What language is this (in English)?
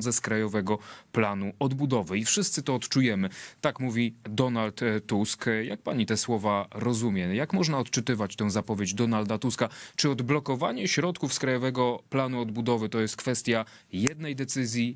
Polish